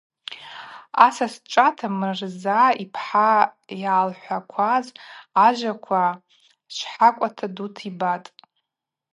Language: Abaza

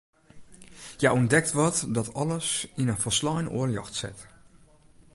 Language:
Western Frisian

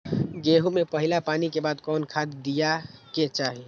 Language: Magahi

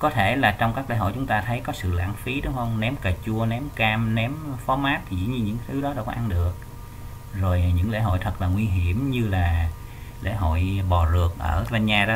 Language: Vietnamese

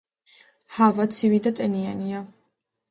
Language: Georgian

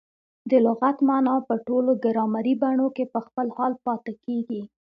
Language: Pashto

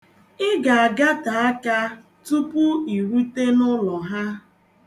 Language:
Igbo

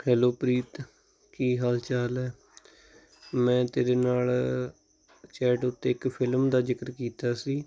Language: Punjabi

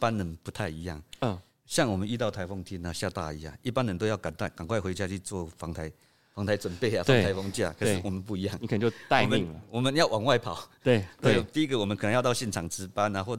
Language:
Chinese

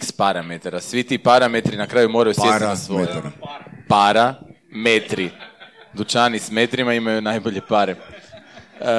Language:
Croatian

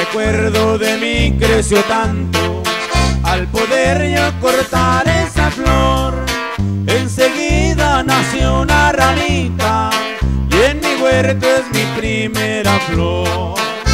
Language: Spanish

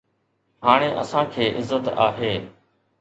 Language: Sindhi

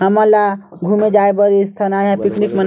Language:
Chhattisgarhi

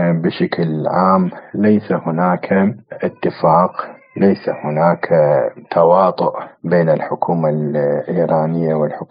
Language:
Arabic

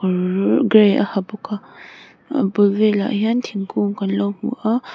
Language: Mizo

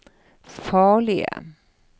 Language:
Norwegian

